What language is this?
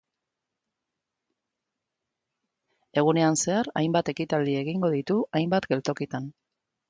Basque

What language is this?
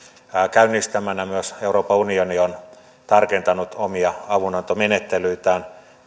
Finnish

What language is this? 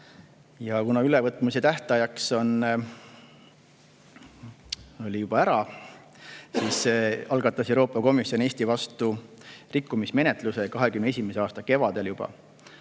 Estonian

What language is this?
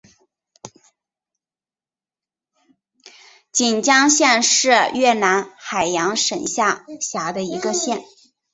Chinese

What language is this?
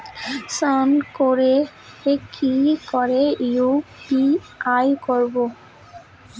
Bangla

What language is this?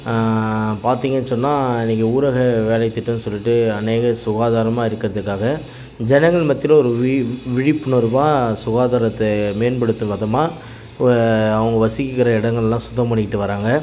Tamil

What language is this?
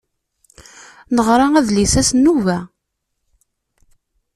Kabyle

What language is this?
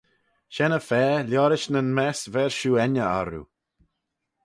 Manx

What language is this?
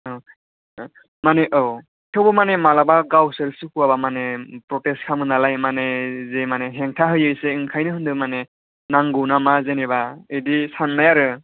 Bodo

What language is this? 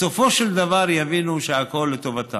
Hebrew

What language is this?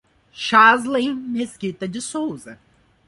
Portuguese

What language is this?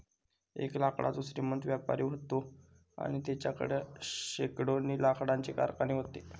Marathi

